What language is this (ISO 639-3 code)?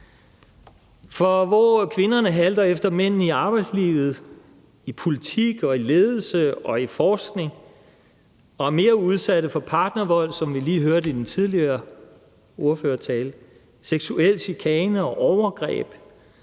dan